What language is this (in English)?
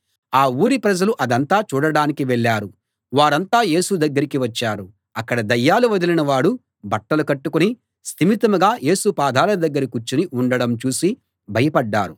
Telugu